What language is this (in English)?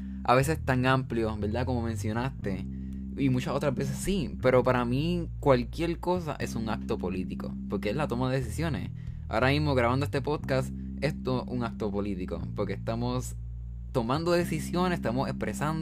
Spanish